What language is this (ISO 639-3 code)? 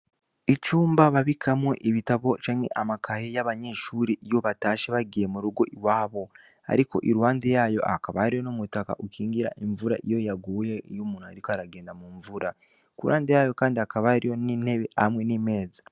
run